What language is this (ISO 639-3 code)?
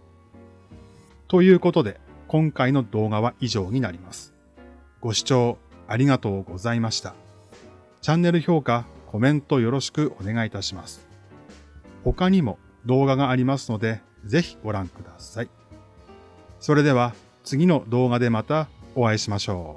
jpn